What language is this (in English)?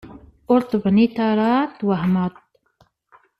Kabyle